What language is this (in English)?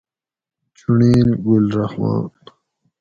Gawri